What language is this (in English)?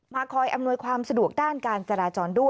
Thai